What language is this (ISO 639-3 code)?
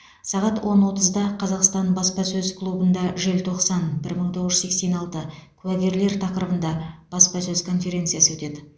kaz